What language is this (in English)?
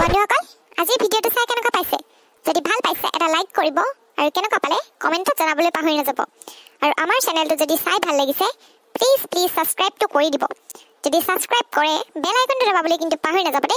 Thai